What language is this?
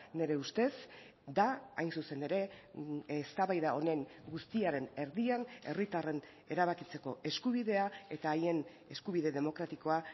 Basque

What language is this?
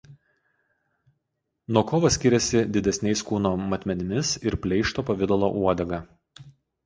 Lithuanian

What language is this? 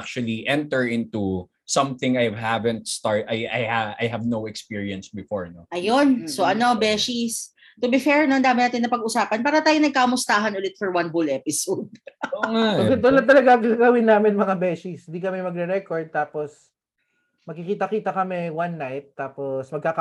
Filipino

